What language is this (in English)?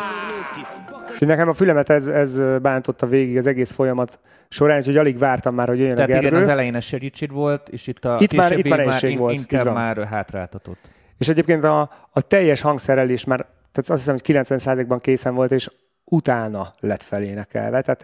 Hungarian